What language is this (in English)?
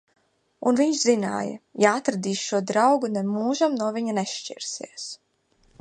Latvian